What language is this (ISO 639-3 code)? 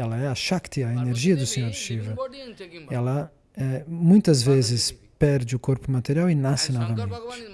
por